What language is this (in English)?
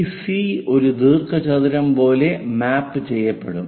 Malayalam